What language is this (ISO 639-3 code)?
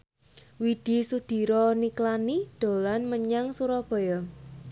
jav